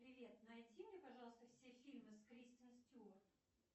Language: Russian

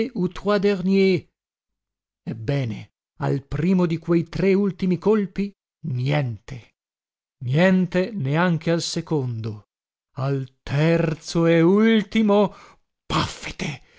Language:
Italian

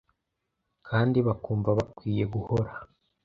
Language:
Kinyarwanda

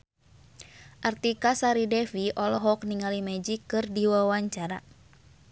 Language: Sundanese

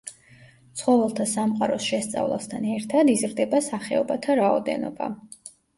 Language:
Georgian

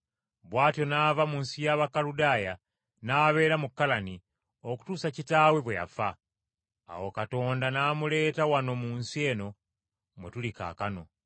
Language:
Ganda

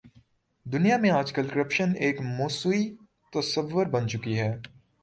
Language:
Urdu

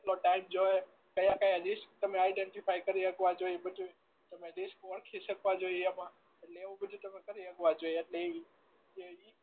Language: Gujarati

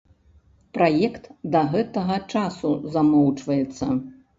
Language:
Belarusian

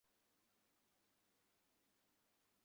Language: Bangla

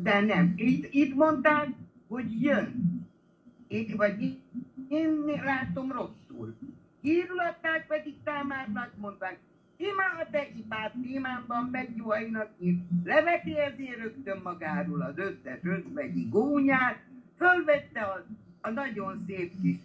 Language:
Hungarian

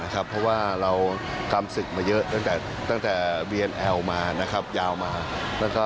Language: Thai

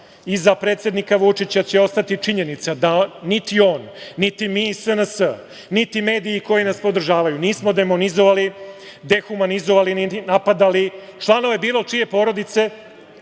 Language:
Serbian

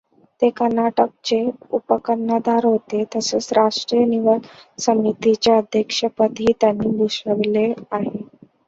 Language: Marathi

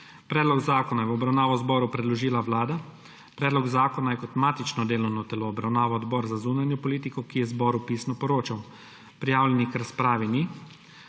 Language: Slovenian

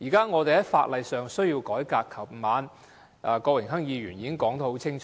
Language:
Cantonese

